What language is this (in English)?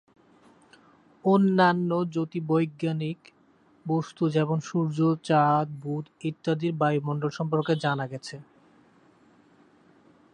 Bangla